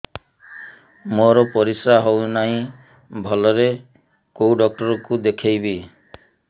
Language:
Odia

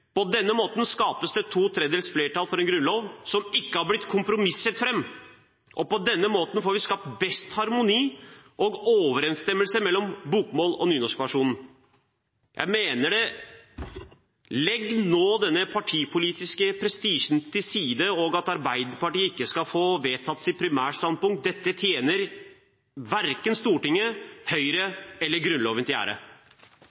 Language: Norwegian Bokmål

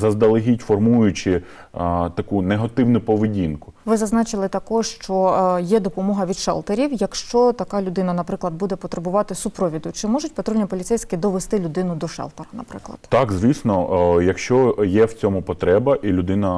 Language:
Ukrainian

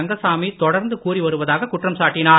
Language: Tamil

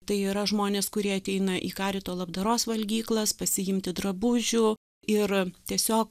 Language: Lithuanian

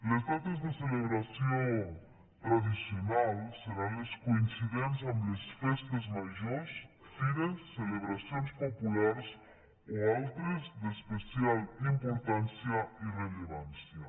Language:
Catalan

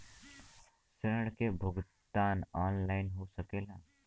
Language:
Bhojpuri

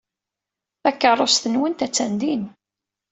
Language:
Kabyle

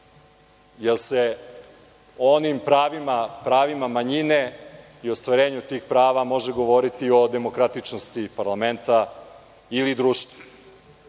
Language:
Serbian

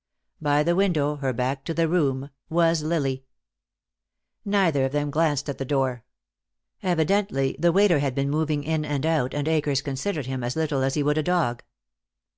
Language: English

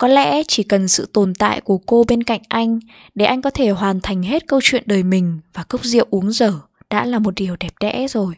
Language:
Vietnamese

